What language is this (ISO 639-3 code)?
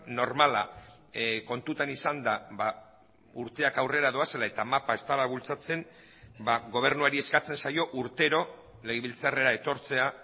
eus